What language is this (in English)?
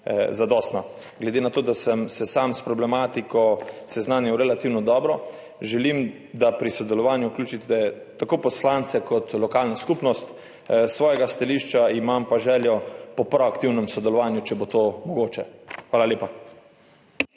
Slovenian